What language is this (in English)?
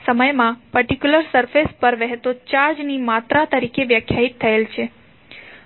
Gujarati